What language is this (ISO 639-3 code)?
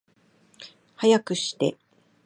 jpn